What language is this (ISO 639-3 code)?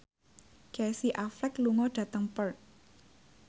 jav